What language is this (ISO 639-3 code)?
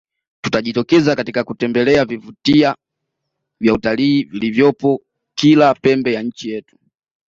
swa